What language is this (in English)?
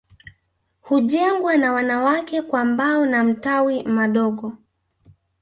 Swahili